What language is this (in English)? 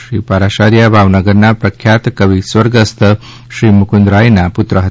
Gujarati